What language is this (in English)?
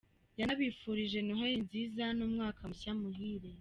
Kinyarwanda